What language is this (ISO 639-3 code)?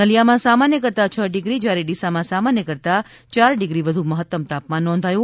guj